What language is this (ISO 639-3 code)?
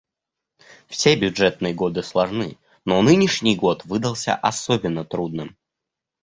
rus